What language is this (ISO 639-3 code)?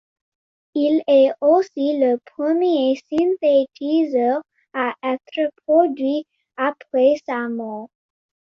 fra